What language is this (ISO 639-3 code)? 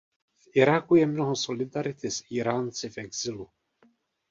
ces